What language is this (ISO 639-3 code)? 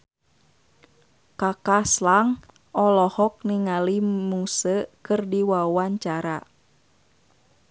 sun